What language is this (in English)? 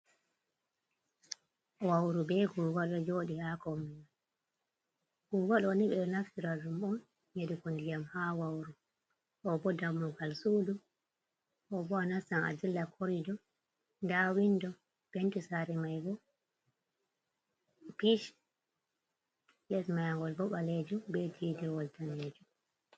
Fula